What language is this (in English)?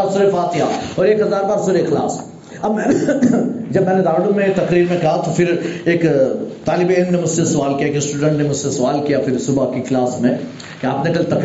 Urdu